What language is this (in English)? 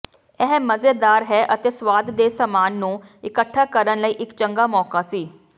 Punjabi